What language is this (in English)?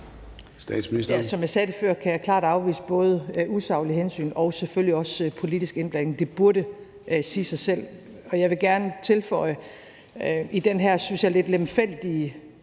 Danish